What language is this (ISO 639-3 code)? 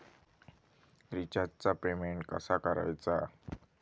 mar